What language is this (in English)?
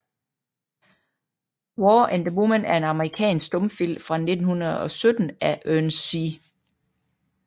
Danish